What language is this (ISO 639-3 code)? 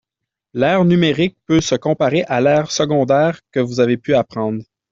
fra